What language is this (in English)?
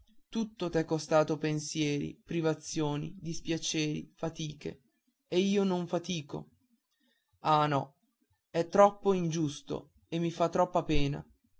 Italian